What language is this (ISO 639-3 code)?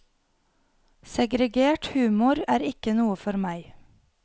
nor